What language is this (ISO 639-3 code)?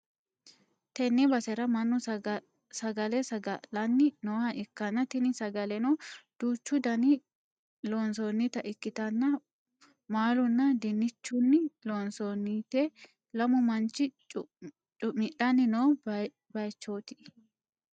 sid